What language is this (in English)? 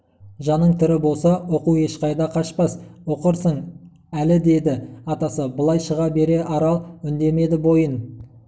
Kazakh